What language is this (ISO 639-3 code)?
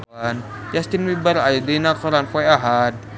sun